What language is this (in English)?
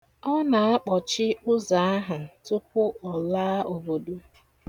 Igbo